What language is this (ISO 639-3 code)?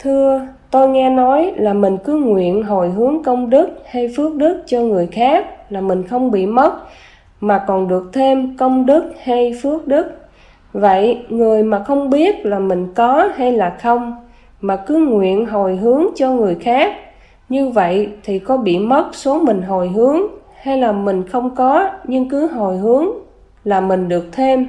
vie